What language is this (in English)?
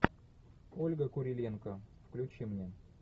Russian